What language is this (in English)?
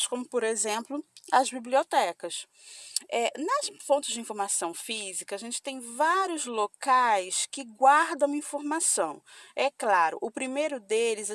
Portuguese